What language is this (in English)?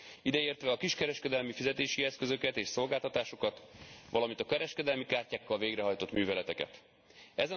Hungarian